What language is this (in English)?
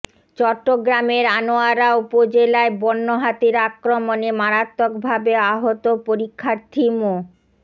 Bangla